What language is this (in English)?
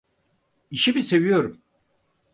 Turkish